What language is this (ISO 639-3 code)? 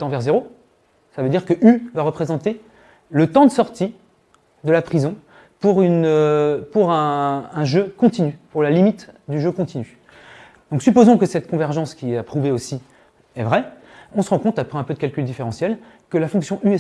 fra